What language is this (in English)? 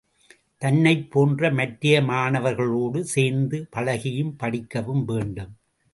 Tamil